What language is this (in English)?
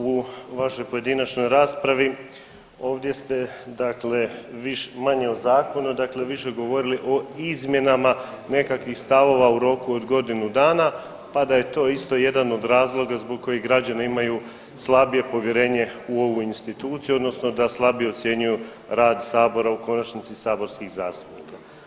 Croatian